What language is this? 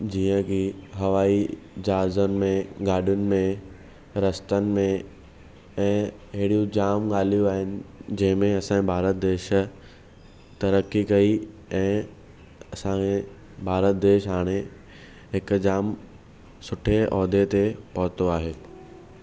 Sindhi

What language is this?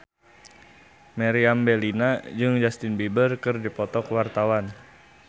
Sundanese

